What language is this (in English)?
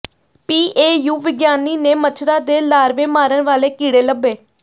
Punjabi